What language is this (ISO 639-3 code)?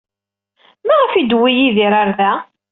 kab